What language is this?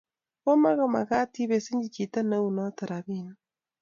Kalenjin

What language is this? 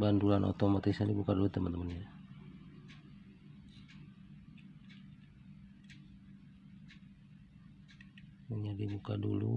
Indonesian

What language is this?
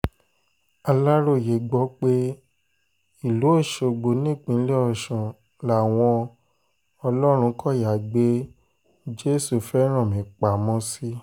Yoruba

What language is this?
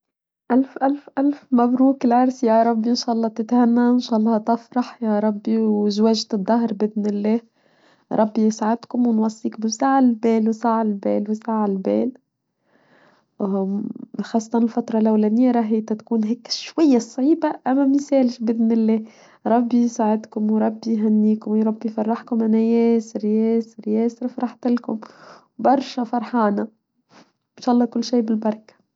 Tunisian Arabic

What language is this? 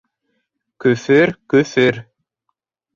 Bashkir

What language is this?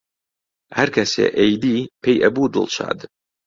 Central Kurdish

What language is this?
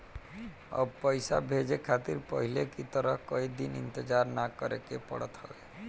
Bhojpuri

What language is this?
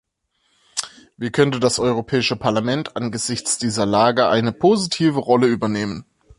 German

